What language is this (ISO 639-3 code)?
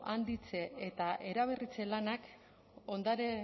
eus